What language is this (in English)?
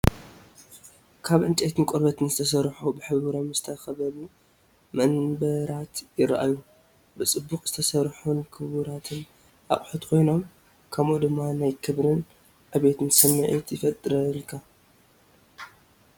Tigrinya